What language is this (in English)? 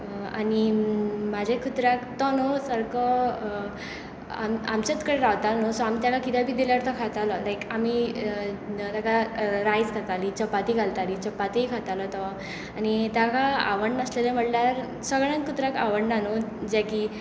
Konkani